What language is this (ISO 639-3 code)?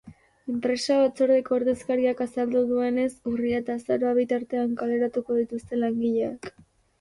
eus